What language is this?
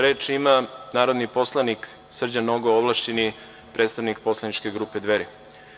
Serbian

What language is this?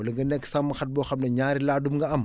Wolof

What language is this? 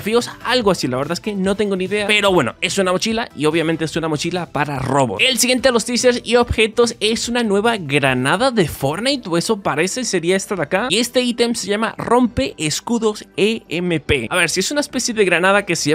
Spanish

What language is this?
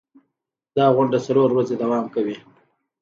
Pashto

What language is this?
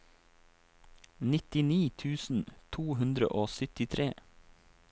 Norwegian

